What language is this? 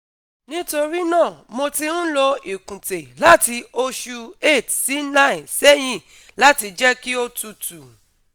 Yoruba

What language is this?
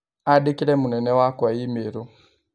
Kikuyu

